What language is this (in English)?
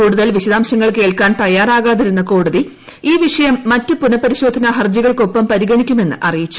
Malayalam